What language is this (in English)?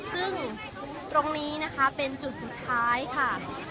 Thai